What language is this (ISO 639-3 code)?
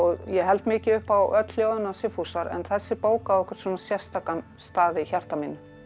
isl